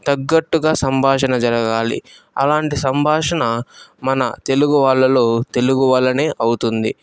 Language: Telugu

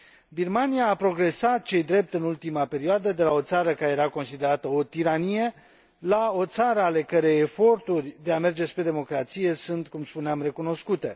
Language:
Romanian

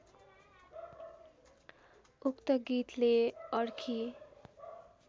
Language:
Nepali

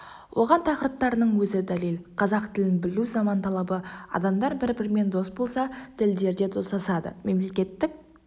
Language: Kazakh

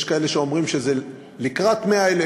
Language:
Hebrew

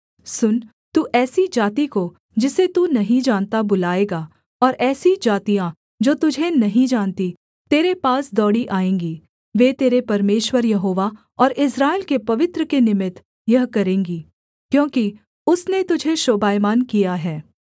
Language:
Hindi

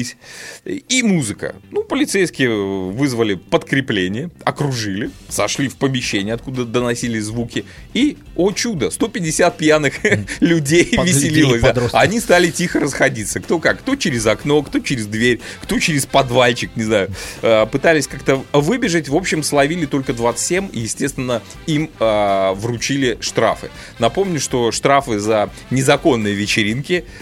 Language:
Russian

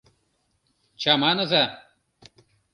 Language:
Mari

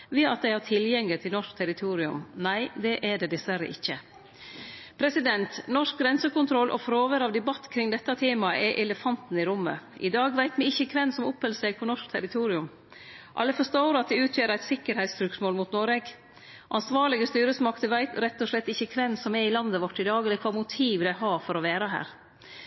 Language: Norwegian Nynorsk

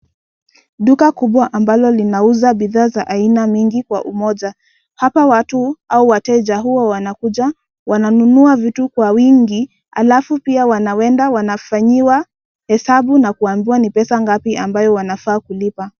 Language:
Swahili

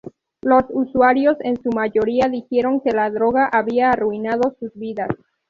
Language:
Spanish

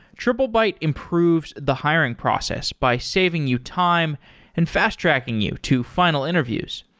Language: English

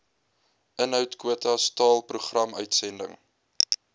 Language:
Afrikaans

